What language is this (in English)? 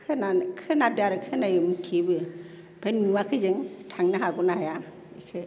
Bodo